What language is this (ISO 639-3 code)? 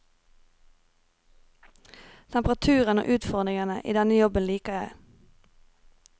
nor